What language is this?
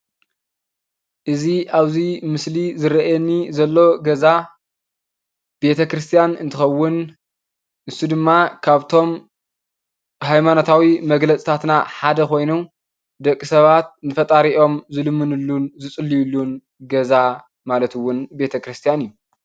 Tigrinya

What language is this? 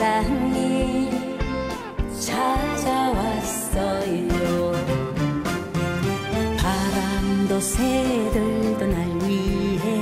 Korean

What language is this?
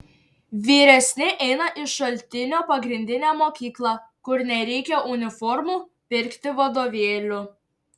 Lithuanian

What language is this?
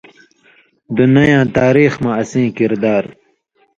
Indus Kohistani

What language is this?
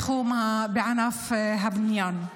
Hebrew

